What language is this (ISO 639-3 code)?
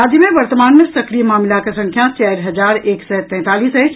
mai